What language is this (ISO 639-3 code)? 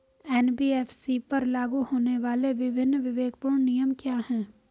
hin